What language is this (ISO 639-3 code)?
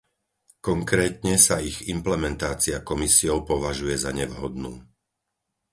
slk